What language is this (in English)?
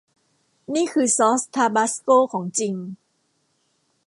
Thai